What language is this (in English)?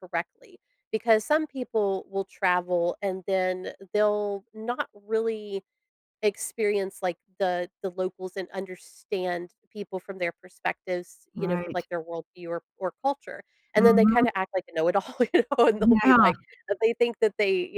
English